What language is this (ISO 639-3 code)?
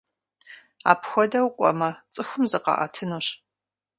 kbd